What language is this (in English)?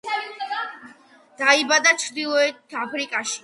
Georgian